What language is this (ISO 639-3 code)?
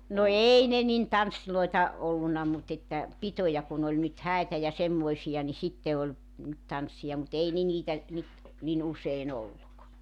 fin